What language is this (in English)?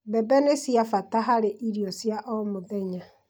Kikuyu